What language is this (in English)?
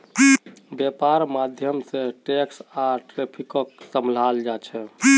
Magahi